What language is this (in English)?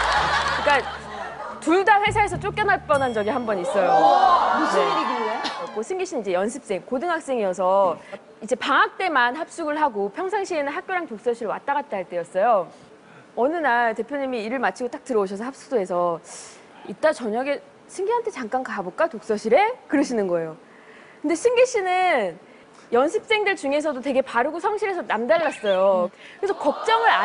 Korean